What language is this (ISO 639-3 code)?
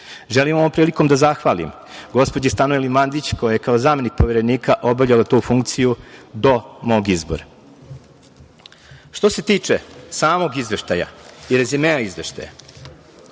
srp